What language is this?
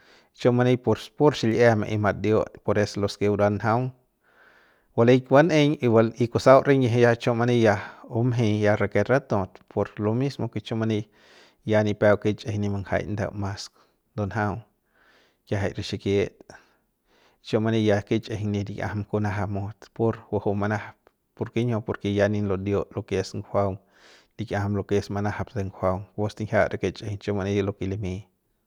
Central Pame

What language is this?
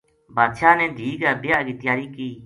Gujari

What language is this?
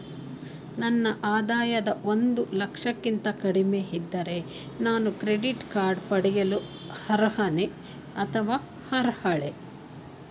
Kannada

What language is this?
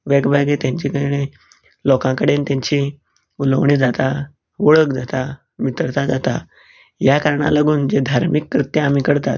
Konkani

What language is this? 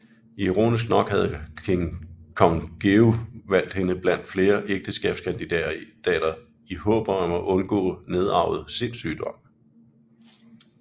Danish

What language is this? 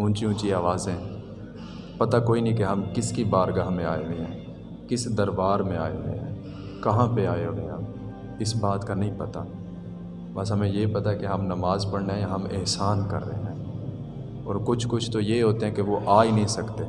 Urdu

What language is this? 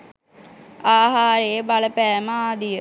Sinhala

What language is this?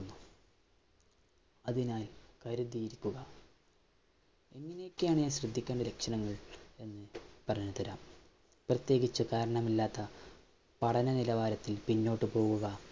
Malayalam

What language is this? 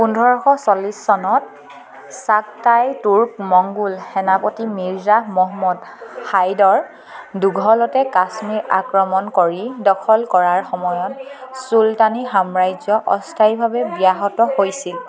Assamese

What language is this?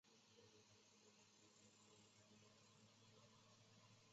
Chinese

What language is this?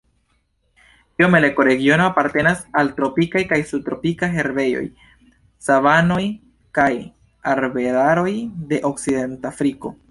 Esperanto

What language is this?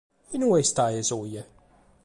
Sardinian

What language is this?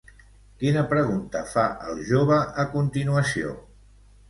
Catalan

